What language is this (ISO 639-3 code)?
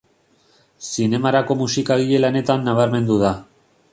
eus